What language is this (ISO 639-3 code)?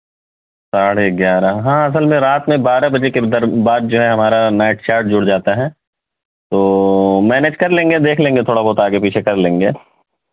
urd